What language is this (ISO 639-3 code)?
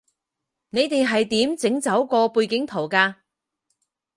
yue